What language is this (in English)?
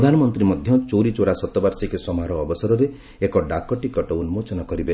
Odia